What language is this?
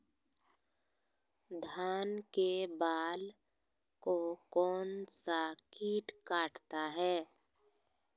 Magahi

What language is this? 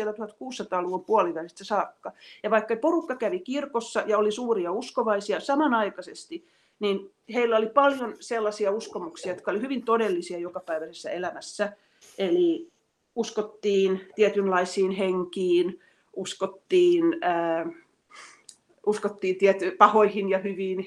Finnish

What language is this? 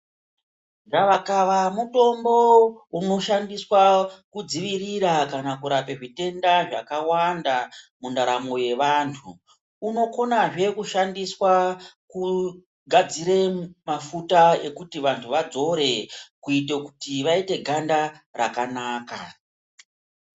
Ndau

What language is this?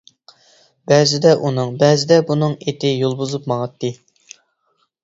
Uyghur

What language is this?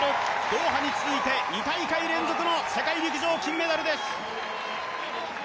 Japanese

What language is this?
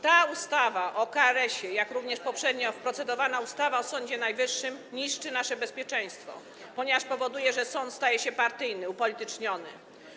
Polish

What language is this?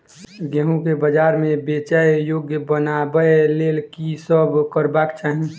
Maithili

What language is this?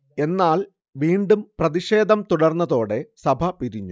Malayalam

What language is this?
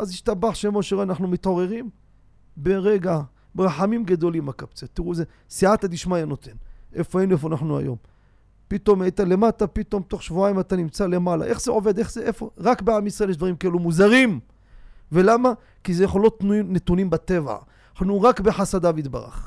Hebrew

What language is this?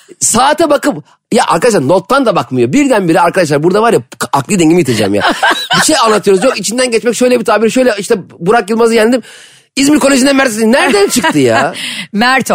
Turkish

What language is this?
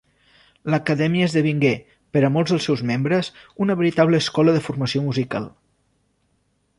Catalan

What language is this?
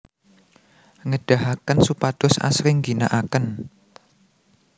Javanese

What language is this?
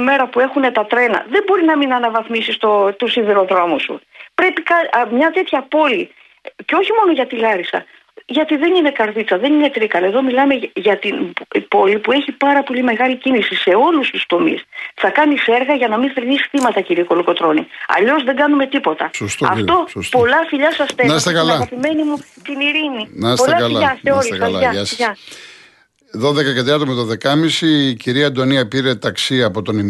Greek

